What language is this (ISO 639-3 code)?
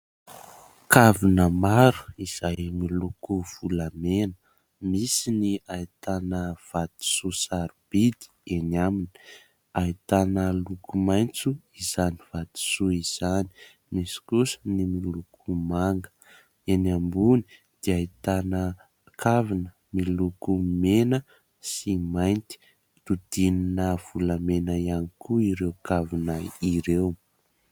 mlg